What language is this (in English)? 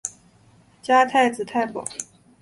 Chinese